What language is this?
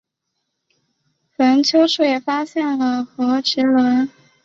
Chinese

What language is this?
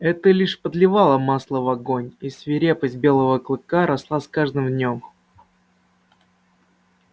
Russian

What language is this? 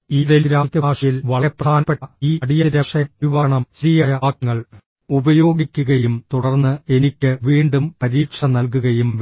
Malayalam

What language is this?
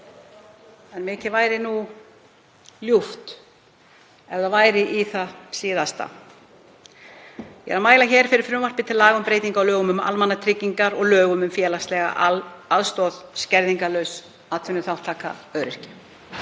Icelandic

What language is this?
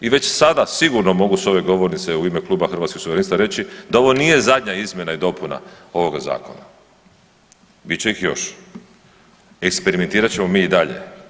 Croatian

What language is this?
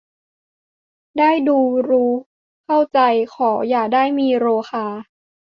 Thai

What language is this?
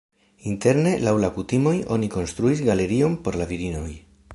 Esperanto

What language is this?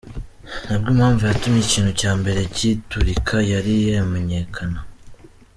Kinyarwanda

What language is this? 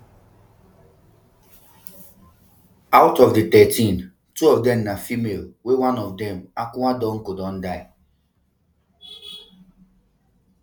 Nigerian Pidgin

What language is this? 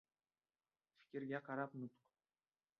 Uzbek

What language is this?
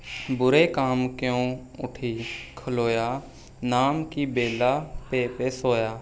Punjabi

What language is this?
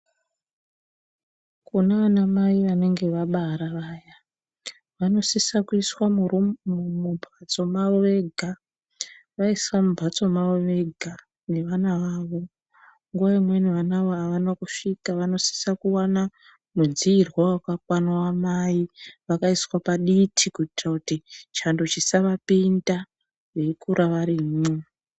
Ndau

